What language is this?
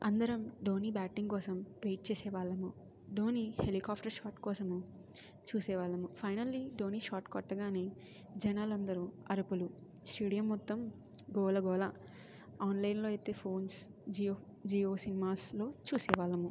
Telugu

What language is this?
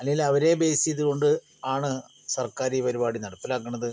Malayalam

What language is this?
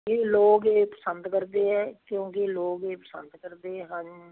Punjabi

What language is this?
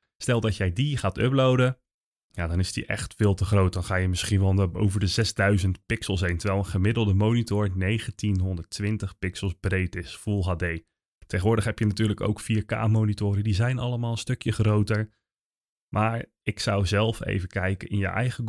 Dutch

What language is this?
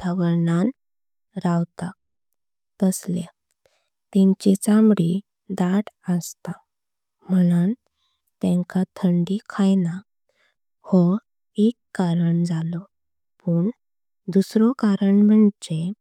Konkani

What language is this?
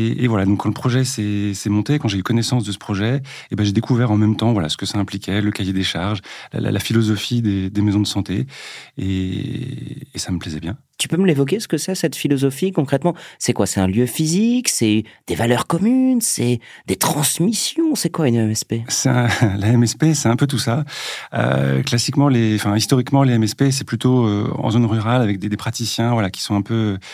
French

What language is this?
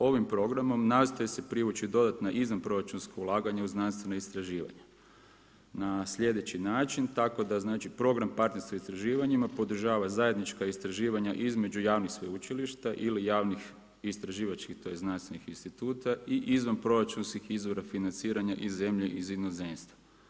Croatian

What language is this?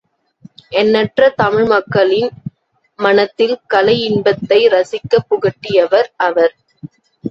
Tamil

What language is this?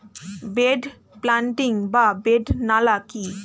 Bangla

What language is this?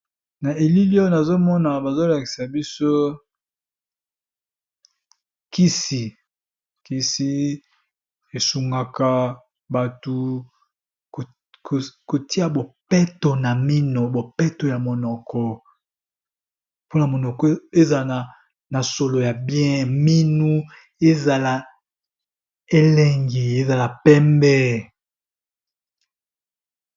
Lingala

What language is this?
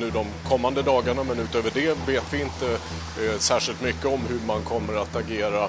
Swedish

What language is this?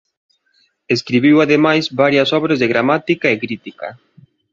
Galician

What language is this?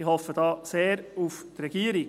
Swiss German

